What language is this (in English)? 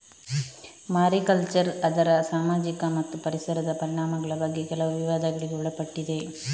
Kannada